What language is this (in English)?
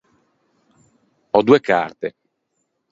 Ligurian